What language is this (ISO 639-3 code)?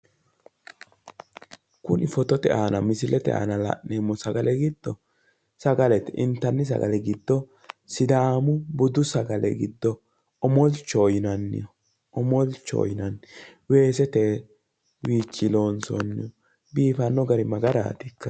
sid